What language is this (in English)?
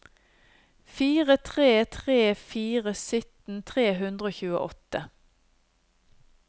Norwegian